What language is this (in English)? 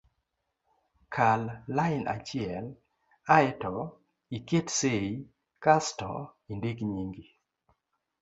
Luo (Kenya and Tanzania)